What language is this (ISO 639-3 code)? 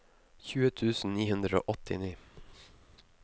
nor